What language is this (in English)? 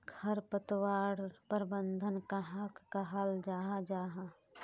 Magahi